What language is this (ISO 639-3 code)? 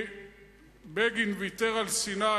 heb